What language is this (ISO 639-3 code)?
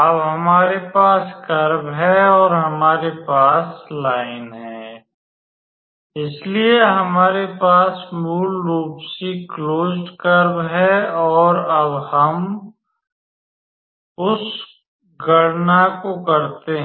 hin